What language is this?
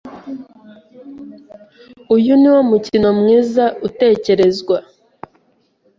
Kinyarwanda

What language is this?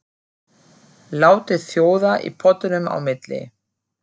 Icelandic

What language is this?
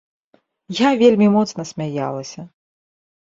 Belarusian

